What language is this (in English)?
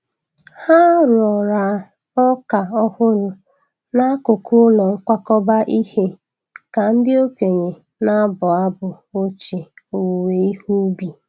Igbo